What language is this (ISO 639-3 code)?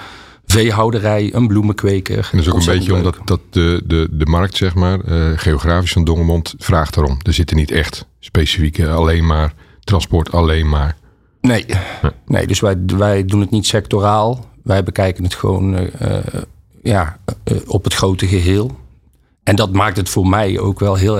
nld